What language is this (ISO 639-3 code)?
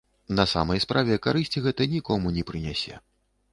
bel